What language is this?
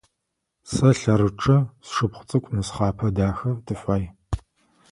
Adyghe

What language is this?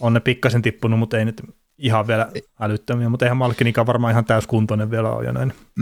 Finnish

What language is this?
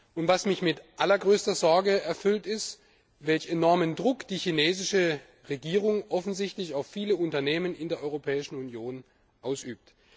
German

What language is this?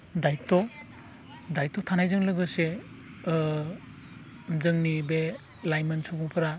Bodo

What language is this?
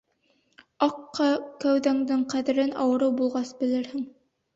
Bashkir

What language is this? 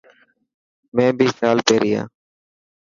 Dhatki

